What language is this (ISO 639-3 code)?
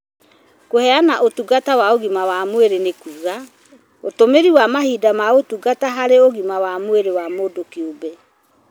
kik